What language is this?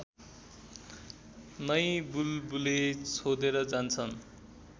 Nepali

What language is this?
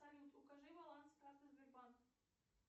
Russian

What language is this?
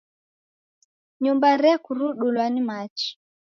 Taita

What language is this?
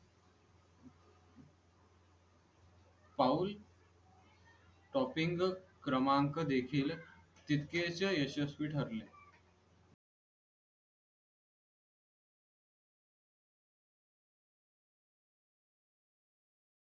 Marathi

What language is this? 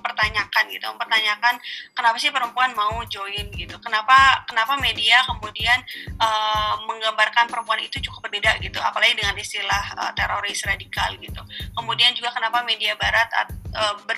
Indonesian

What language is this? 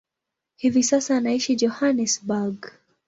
Swahili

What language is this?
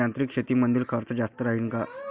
Marathi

